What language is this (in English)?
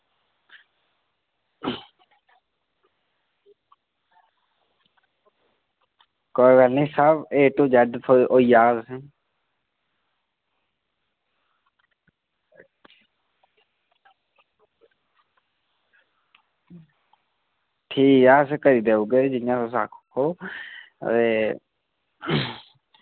Dogri